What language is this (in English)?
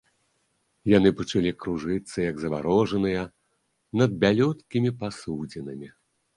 Belarusian